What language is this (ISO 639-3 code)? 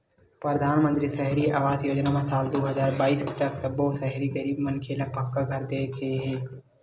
hne